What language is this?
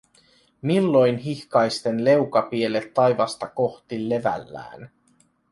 Finnish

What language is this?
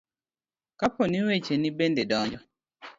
Luo (Kenya and Tanzania)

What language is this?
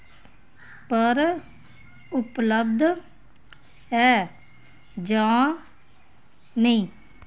Dogri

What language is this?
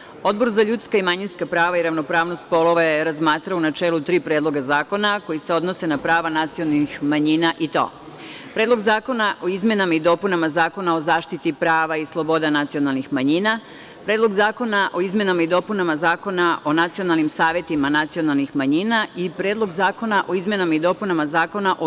Serbian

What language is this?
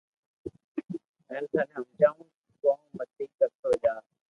Loarki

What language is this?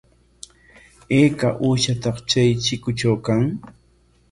Corongo Ancash Quechua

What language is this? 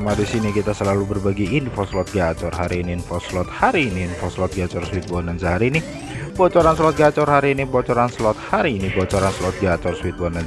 Indonesian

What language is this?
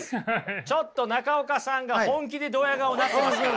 Japanese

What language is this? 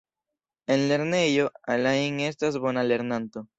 Esperanto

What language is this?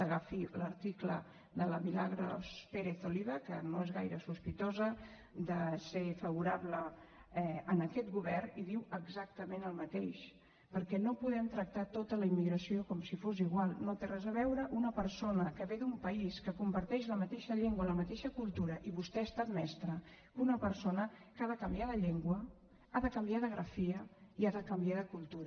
Catalan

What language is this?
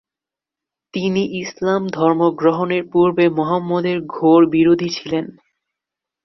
Bangla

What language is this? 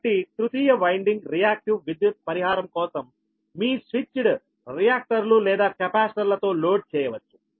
Telugu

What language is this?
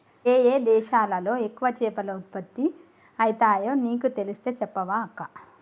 Telugu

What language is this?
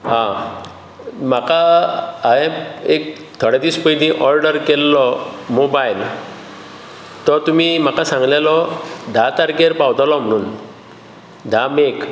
Konkani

